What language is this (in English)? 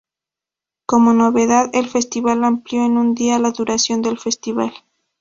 Spanish